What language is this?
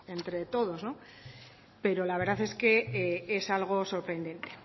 Spanish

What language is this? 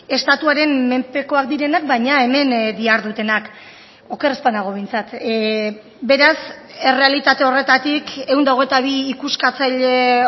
Basque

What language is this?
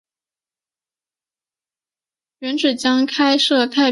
Chinese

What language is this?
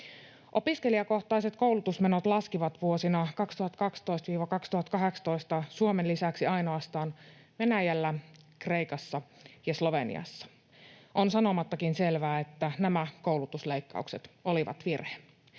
Finnish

